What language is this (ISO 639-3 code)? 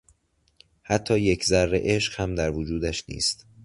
fas